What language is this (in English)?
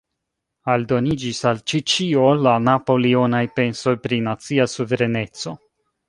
Esperanto